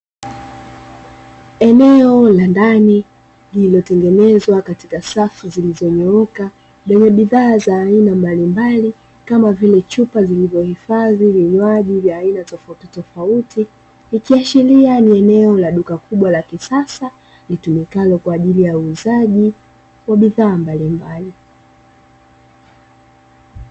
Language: Swahili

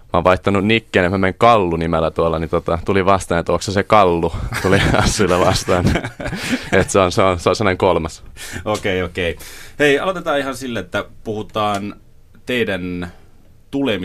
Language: Finnish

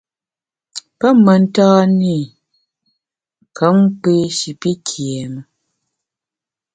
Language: Bamun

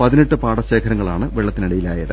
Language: Malayalam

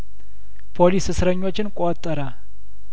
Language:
Amharic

